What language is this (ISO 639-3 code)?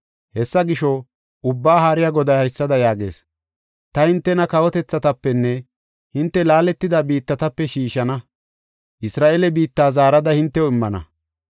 gof